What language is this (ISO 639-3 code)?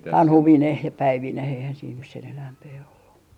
fin